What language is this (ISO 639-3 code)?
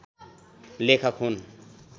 nep